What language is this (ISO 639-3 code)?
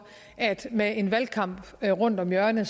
dan